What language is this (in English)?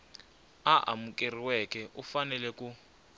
Tsonga